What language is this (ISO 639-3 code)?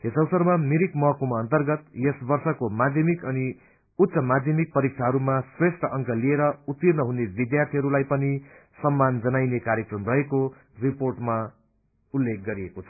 nep